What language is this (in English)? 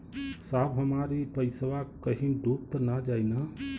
Bhojpuri